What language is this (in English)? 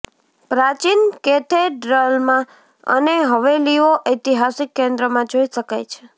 Gujarati